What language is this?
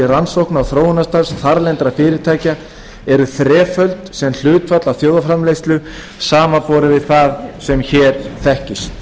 Icelandic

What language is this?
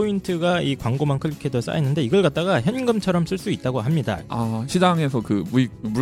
Korean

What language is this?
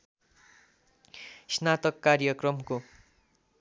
Nepali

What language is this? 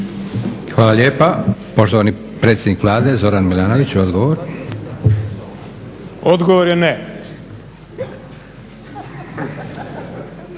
Croatian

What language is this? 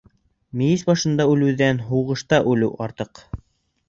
Bashkir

